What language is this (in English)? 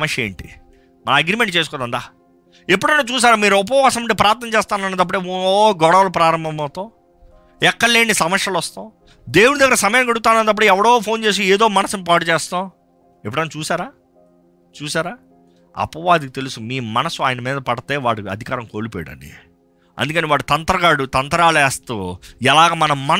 Telugu